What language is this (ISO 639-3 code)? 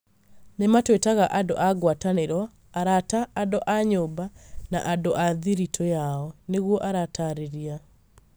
kik